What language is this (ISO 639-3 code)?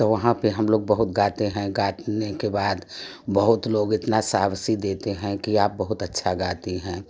hin